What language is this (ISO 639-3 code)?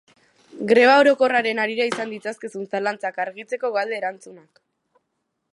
eus